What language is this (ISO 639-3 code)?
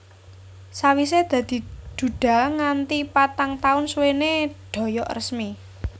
jav